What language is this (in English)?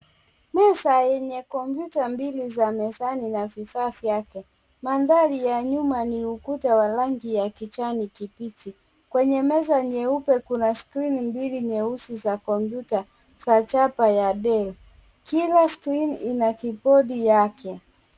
Swahili